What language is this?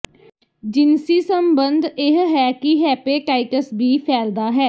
Punjabi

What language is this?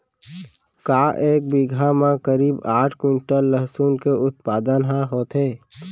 Chhattisgarhi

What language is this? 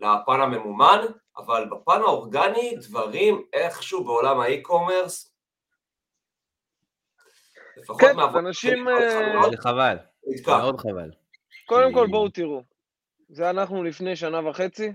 Hebrew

